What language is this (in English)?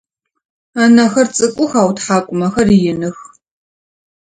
Adyghe